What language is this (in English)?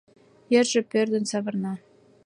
Mari